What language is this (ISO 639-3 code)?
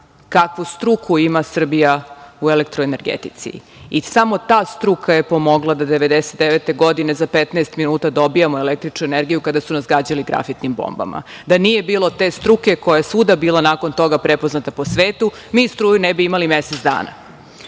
srp